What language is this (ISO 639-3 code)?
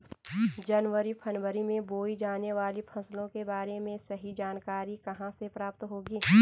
hin